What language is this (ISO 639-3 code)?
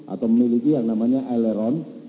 ind